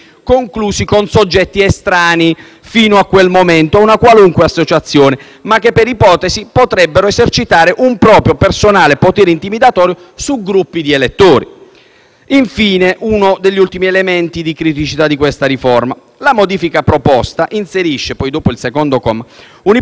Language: Italian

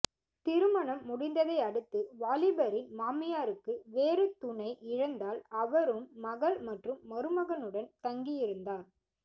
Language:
Tamil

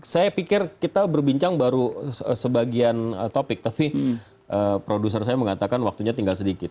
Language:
Indonesian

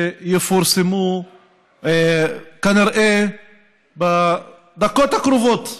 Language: Hebrew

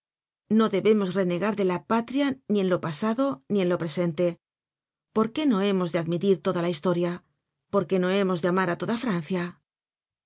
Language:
Spanish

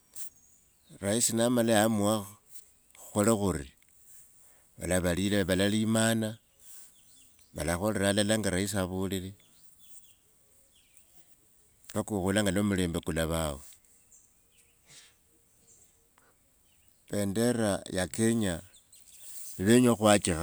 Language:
Wanga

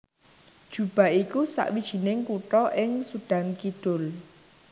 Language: Javanese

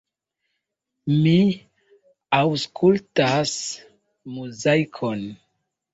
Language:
Esperanto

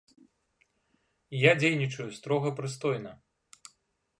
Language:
Belarusian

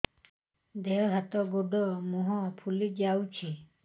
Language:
Odia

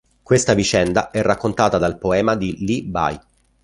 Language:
Italian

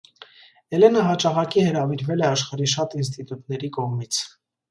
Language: Armenian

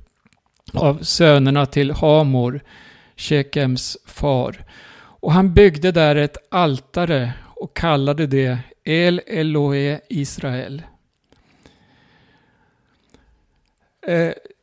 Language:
Swedish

